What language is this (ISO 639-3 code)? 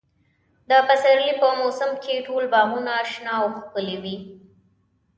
pus